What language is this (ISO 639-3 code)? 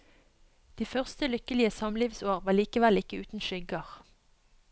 nor